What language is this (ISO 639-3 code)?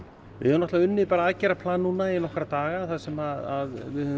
isl